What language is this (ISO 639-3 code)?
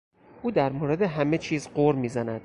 fas